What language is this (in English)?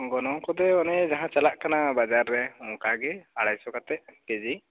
Santali